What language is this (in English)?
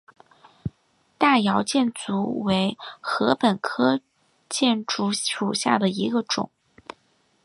Chinese